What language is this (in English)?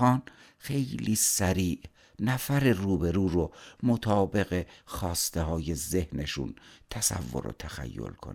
Persian